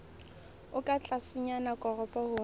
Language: Southern Sotho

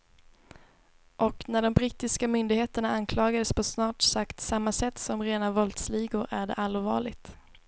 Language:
Swedish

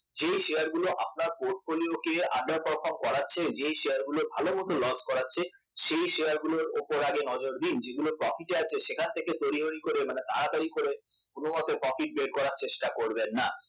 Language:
Bangla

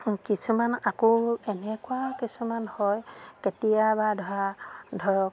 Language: Assamese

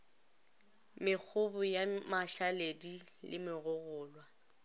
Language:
Northern Sotho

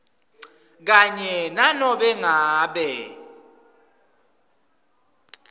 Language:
Swati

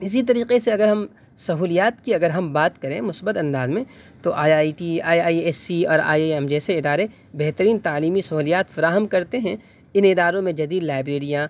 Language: Urdu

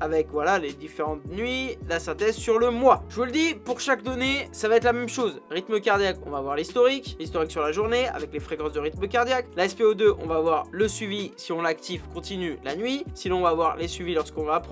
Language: French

